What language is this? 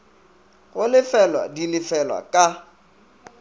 Northern Sotho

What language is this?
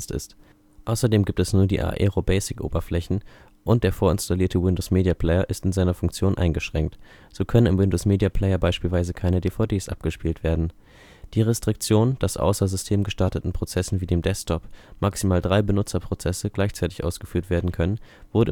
German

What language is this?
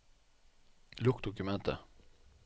Norwegian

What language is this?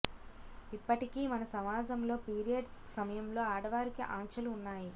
Telugu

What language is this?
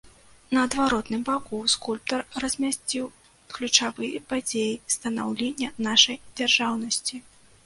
Belarusian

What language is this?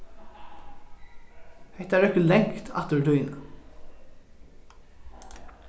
Faroese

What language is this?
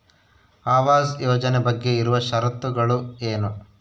Kannada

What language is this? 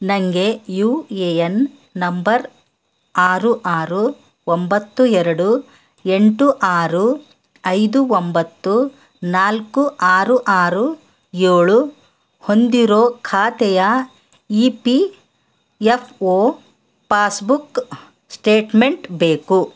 Kannada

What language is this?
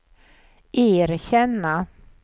Swedish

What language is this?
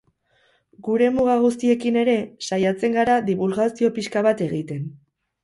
Basque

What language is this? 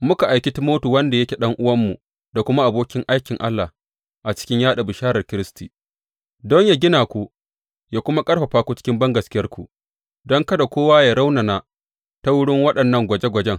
Hausa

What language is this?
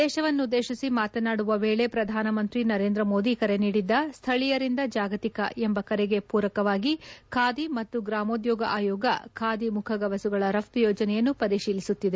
Kannada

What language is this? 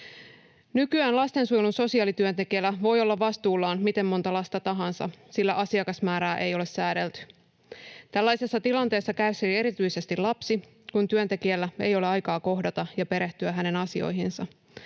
Finnish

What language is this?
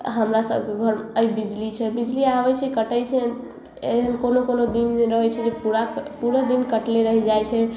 Maithili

